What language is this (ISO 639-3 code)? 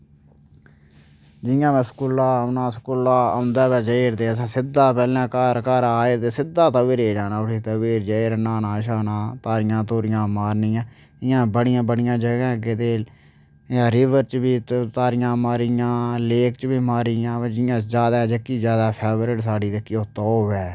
doi